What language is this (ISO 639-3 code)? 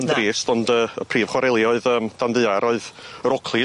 cym